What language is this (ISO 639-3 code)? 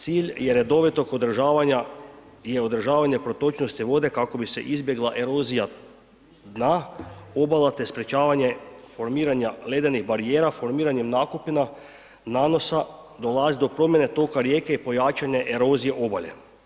hrv